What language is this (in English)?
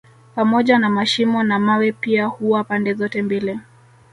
Swahili